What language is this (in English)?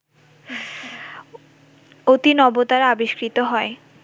Bangla